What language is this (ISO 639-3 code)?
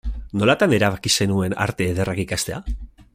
eus